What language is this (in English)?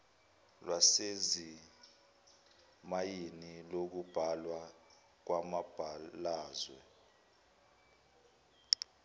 Zulu